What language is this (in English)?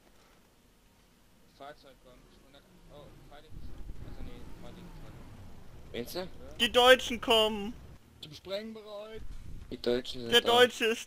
German